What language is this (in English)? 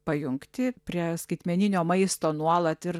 Lithuanian